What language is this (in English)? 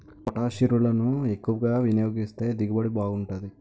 Telugu